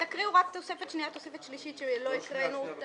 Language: Hebrew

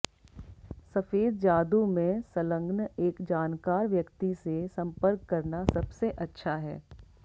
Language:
Hindi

